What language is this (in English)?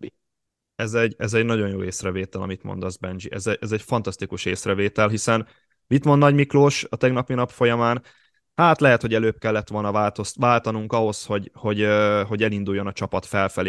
Hungarian